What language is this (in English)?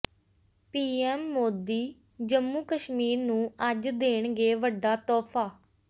Punjabi